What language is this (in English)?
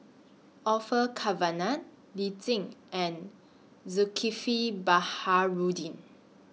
English